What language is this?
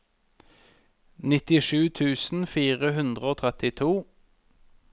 Norwegian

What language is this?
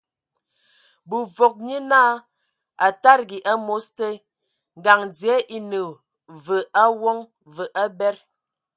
Ewondo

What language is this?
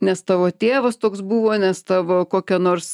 Lithuanian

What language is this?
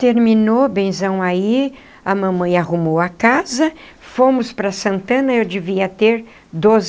Portuguese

